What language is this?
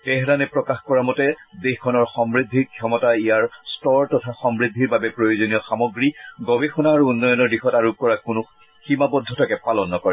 Assamese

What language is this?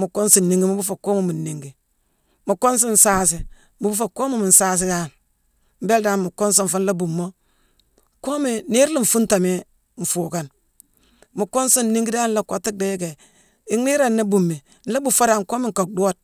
Mansoanka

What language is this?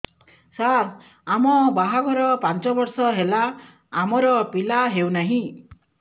Odia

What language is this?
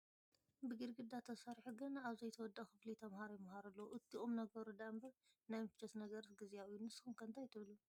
Tigrinya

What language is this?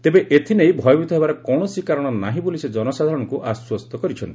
Odia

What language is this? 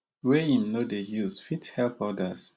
Nigerian Pidgin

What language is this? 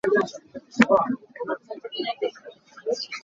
Hakha Chin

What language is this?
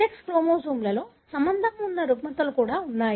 Telugu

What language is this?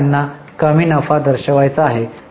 Marathi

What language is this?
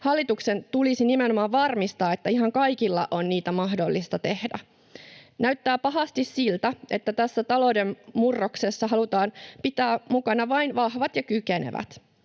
Finnish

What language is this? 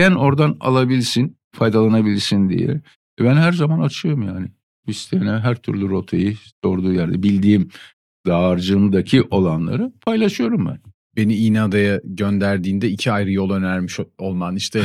Turkish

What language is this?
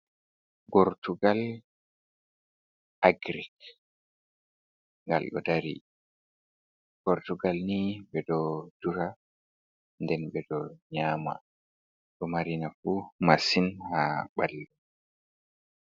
Fula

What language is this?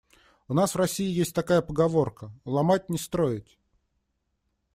Russian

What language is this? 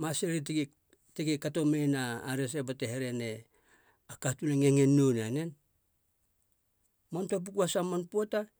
Halia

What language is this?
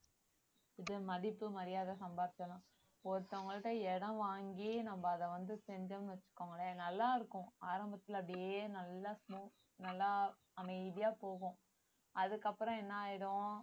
Tamil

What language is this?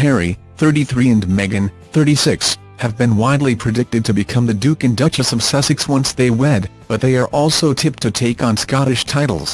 English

